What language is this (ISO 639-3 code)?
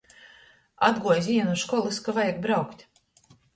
ltg